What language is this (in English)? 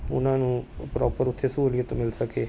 Punjabi